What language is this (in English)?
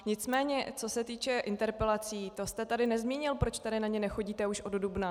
Czech